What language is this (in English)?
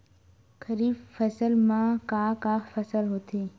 Chhattisgarhi